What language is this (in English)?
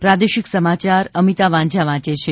Gujarati